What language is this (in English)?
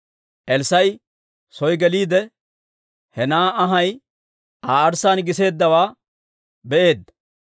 Dawro